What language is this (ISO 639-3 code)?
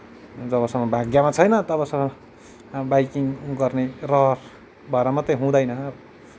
nep